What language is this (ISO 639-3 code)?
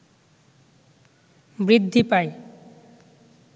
ben